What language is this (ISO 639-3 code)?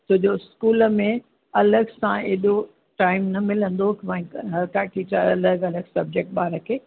snd